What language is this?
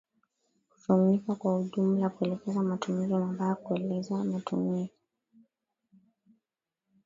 Swahili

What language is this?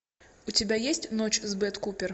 Russian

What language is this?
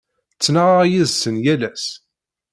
Kabyle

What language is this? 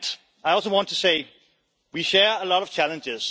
English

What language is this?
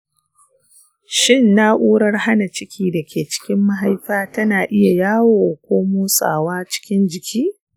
Hausa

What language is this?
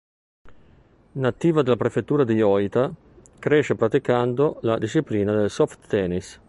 Italian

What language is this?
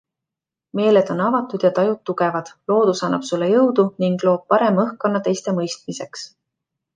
Estonian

